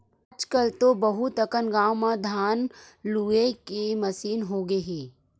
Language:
Chhattisgarhi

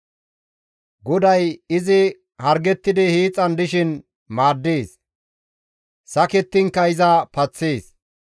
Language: Gamo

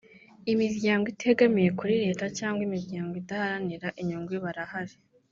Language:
Kinyarwanda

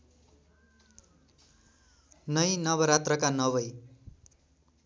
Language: Nepali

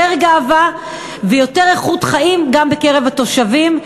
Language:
Hebrew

